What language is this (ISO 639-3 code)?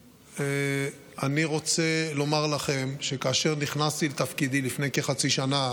heb